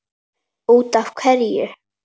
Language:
Icelandic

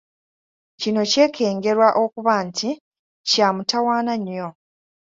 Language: Ganda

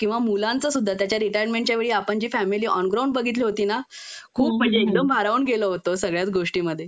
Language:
Marathi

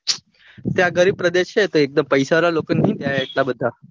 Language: Gujarati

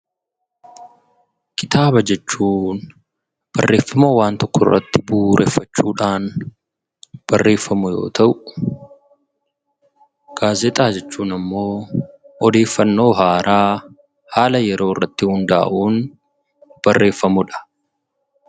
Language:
Oromo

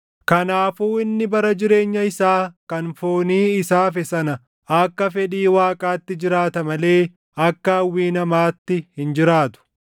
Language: Oromo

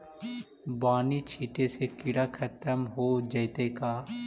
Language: Magahi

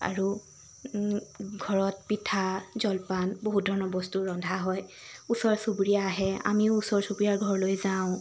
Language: Assamese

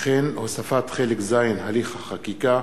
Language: Hebrew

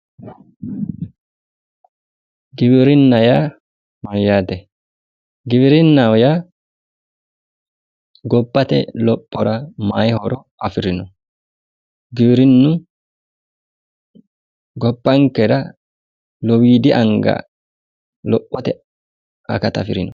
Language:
Sidamo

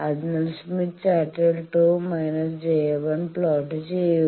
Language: Malayalam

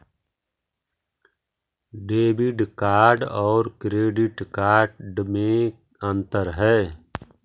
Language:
Magahi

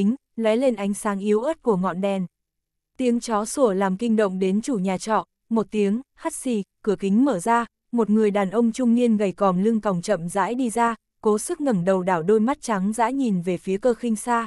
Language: Vietnamese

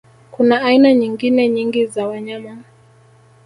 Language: Swahili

